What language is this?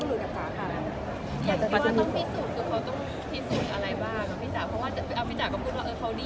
Thai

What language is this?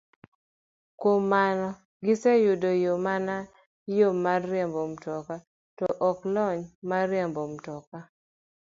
Luo (Kenya and Tanzania)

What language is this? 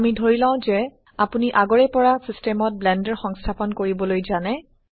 Assamese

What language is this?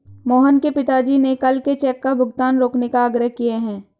Hindi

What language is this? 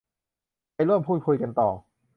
Thai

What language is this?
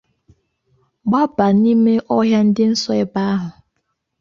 Igbo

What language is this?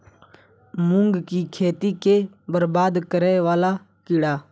Maithili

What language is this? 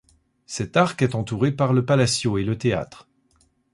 French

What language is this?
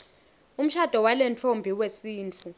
Swati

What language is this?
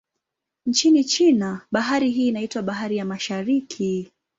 Swahili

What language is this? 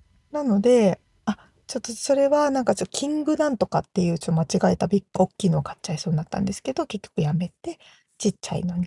Japanese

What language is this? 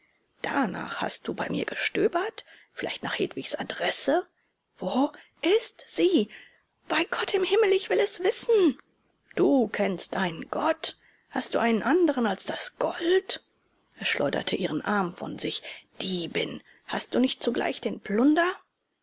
German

